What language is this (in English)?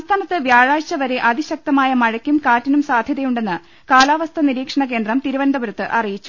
Malayalam